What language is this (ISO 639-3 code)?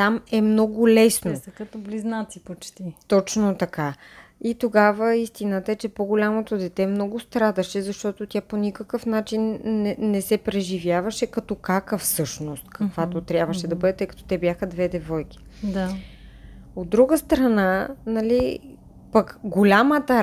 bul